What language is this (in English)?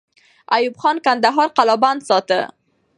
Pashto